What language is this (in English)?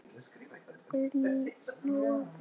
Icelandic